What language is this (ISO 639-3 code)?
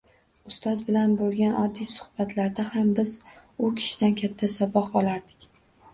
uzb